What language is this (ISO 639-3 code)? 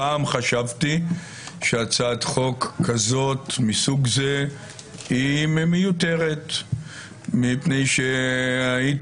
heb